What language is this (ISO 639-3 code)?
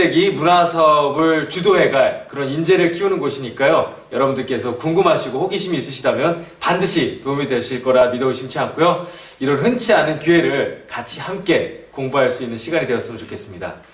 kor